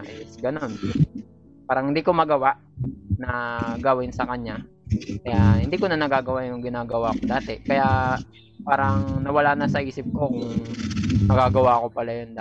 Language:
Filipino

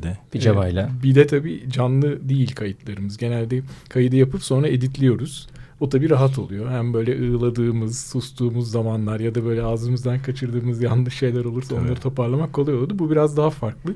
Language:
Turkish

